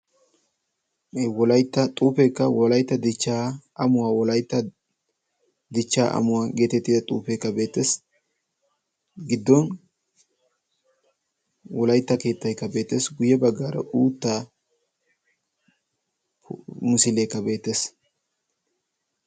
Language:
Wolaytta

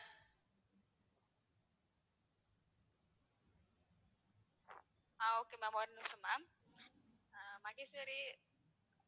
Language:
Tamil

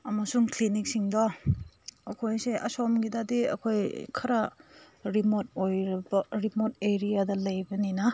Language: Manipuri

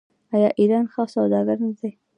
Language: Pashto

